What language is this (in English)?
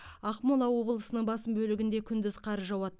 Kazakh